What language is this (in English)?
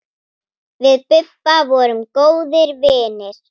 Icelandic